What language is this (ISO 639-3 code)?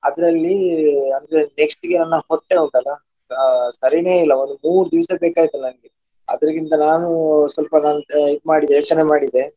kan